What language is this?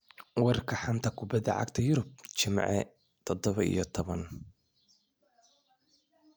Somali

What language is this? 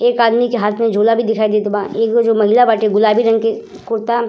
Bhojpuri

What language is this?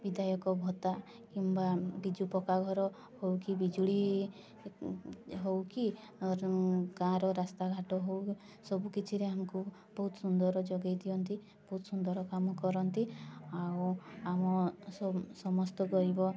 Odia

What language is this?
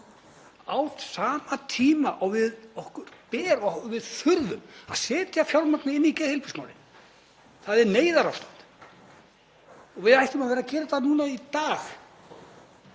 Icelandic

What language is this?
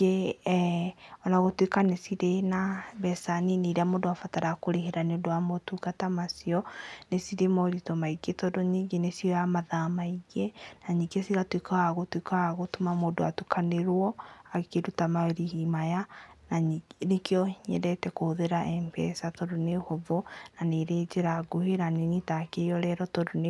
Kikuyu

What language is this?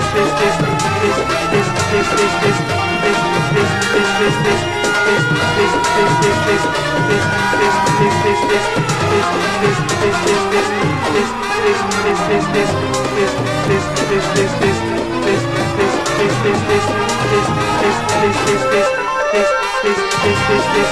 English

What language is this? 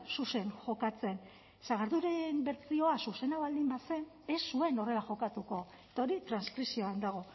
Basque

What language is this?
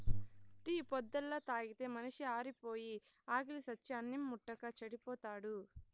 Telugu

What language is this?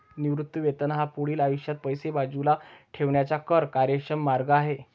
Marathi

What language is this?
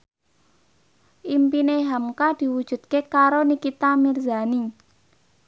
Javanese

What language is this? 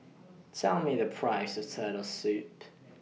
English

